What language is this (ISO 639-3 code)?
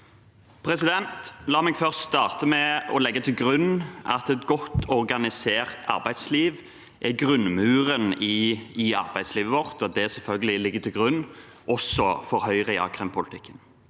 nor